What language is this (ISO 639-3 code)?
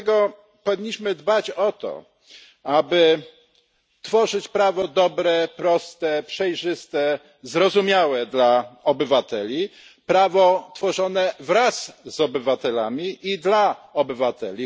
pol